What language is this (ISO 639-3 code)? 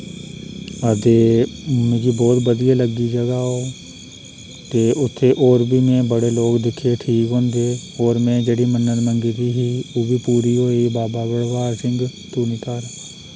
doi